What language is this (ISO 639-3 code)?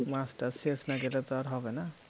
ben